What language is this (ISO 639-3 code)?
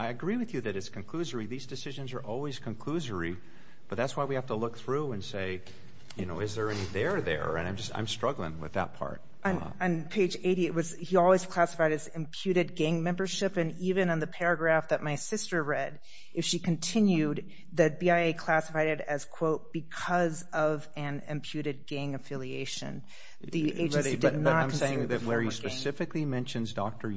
eng